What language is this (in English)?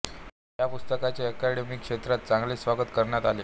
Marathi